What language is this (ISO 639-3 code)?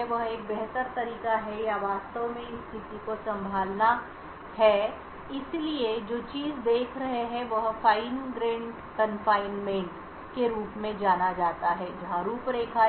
hin